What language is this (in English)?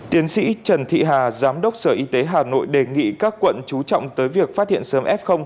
Vietnamese